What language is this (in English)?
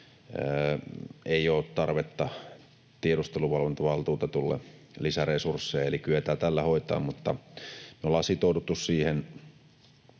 Finnish